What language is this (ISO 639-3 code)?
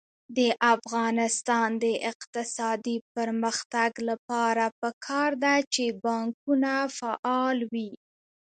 pus